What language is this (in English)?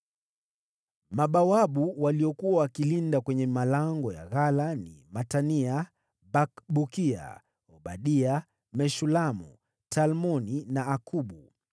Swahili